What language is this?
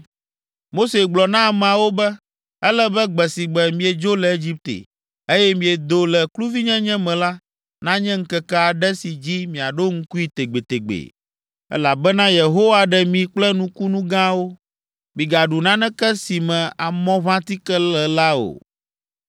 Ewe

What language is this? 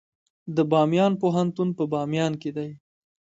Pashto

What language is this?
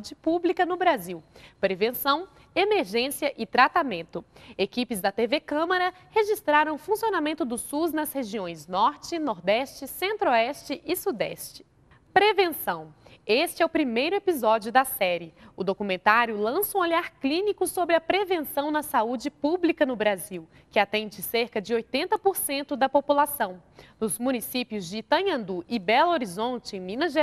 Portuguese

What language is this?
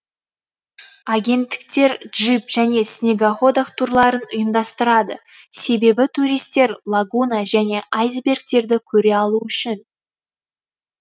Kazakh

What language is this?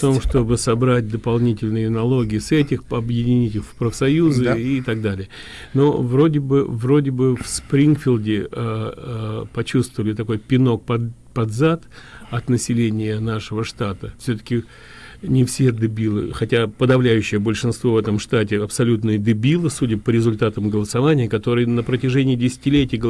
Russian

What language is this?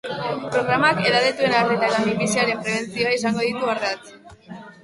Basque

